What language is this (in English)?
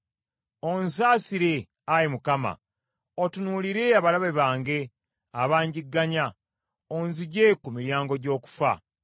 Ganda